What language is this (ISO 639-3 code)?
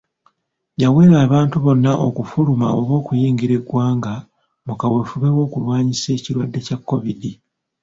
lug